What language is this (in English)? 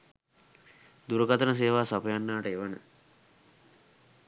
Sinhala